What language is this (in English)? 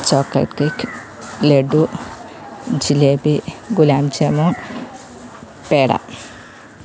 Malayalam